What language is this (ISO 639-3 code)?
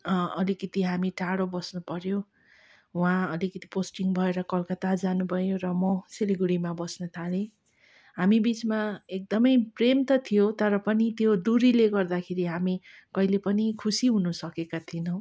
nep